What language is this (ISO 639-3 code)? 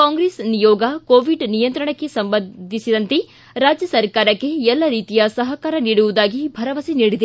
kan